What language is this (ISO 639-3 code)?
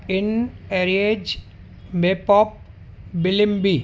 snd